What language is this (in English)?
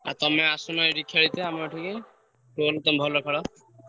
Odia